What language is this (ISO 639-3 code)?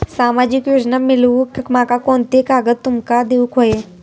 mar